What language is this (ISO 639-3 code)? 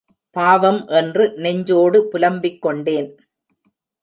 tam